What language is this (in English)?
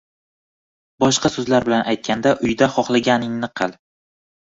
Uzbek